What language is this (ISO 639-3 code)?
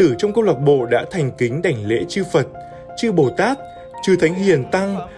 vie